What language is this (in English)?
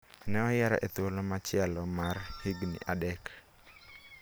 Luo (Kenya and Tanzania)